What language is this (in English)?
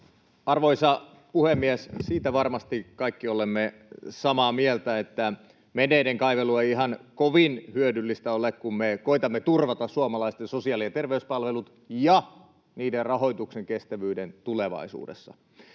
Finnish